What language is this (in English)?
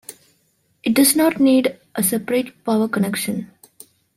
English